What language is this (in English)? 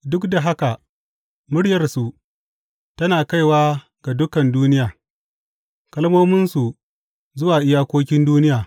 Hausa